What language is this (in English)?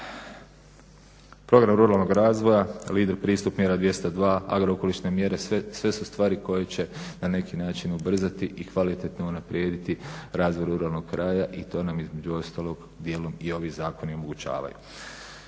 Croatian